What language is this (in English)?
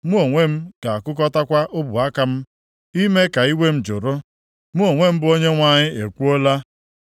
Igbo